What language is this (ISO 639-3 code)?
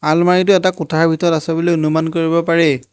asm